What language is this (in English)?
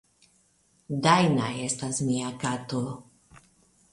Esperanto